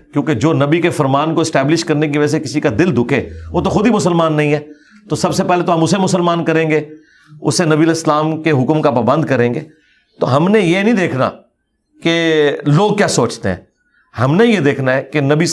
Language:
Urdu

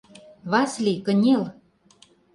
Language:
Mari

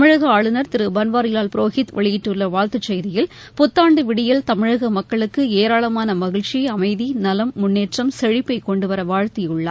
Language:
Tamil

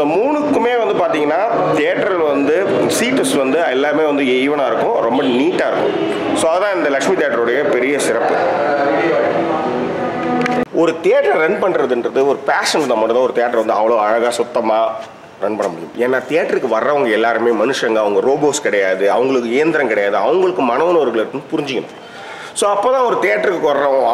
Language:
Tamil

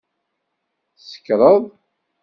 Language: Kabyle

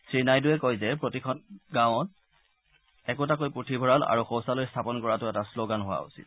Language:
Assamese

